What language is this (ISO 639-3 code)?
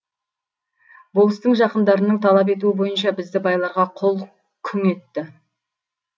kaz